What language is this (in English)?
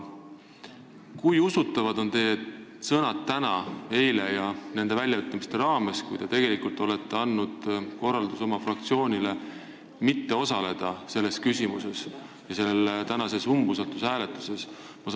Estonian